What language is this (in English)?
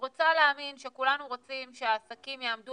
Hebrew